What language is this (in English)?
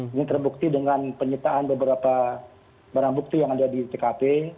Indonesian